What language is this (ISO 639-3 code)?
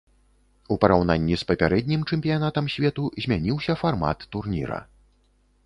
bel